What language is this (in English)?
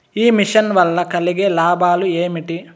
Telugu